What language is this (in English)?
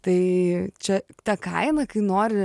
Lithuanian